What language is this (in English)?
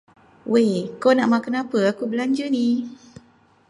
Malay